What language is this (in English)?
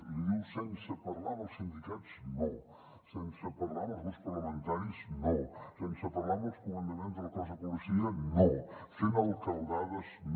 Catalan